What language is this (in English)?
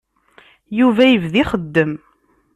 Kabyle